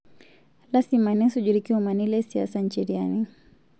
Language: Masai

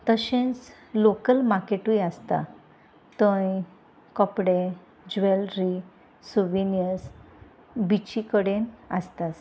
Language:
Konkani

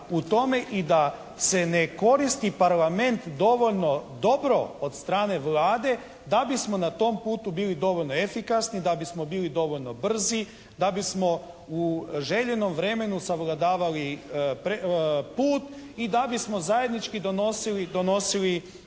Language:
Croatian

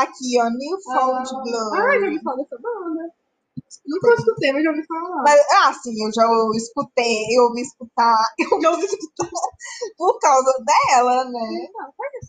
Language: Portuguese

